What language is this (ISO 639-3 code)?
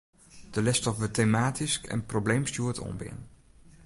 fry